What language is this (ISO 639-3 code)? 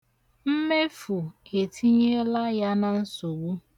ibo